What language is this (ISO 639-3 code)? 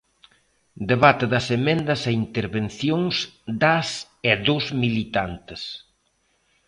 glg